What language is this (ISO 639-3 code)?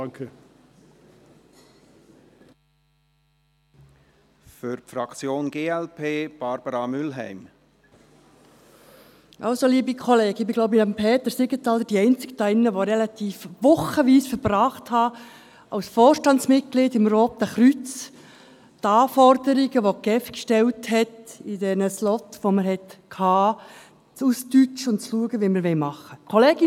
gsw